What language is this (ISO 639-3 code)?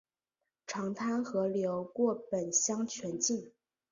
zho